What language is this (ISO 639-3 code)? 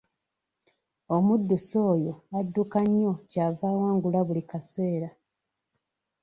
lug